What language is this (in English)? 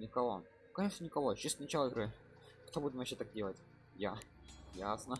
Russian